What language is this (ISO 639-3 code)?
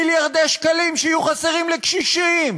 heb